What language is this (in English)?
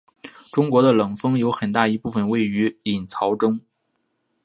Chinese